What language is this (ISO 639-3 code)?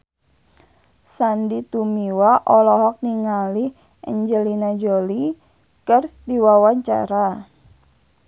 sun